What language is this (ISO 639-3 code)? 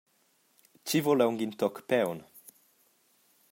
roh